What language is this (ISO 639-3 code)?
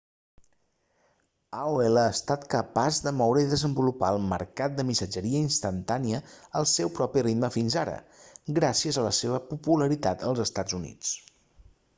cat